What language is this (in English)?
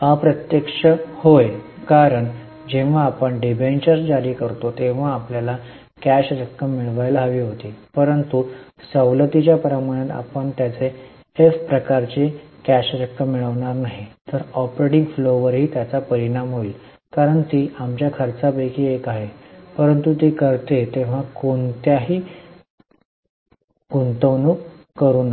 Marathi